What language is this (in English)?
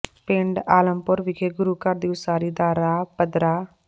Punjabi